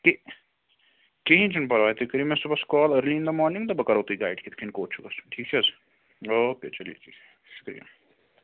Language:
Kashmiri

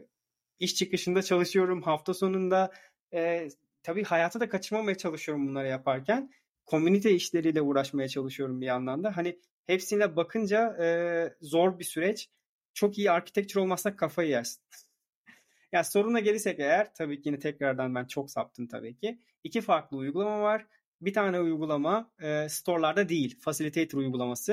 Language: Turkish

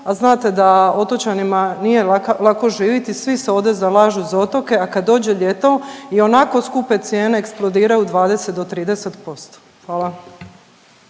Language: Croatian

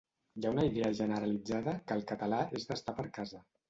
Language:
Catalan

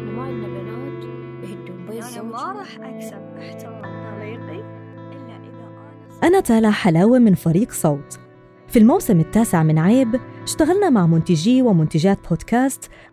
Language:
Arabic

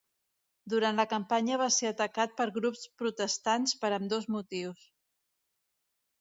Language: Catalan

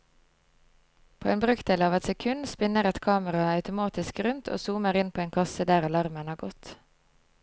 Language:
Norwegian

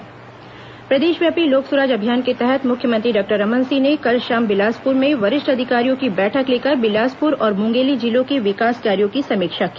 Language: Hindi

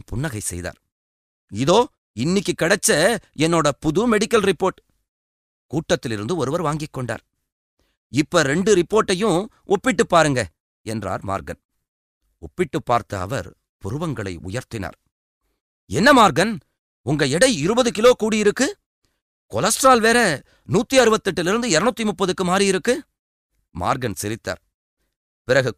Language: Tamil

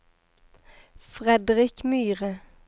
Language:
Norwegian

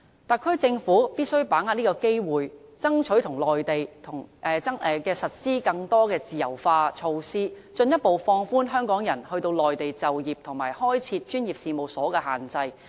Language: Cantonese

